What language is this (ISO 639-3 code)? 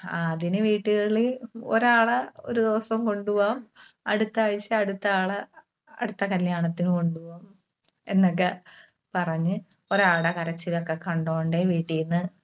mal